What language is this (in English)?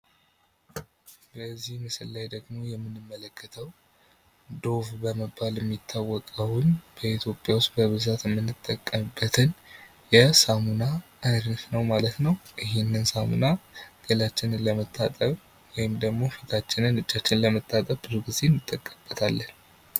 Amharic